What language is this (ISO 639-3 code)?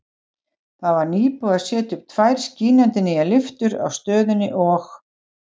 isl